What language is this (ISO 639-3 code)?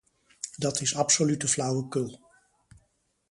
nld